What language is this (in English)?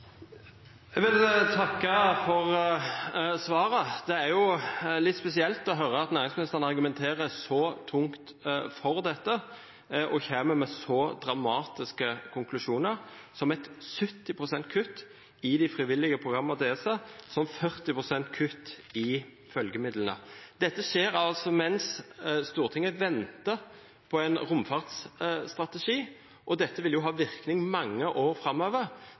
Norwegian Nynorsk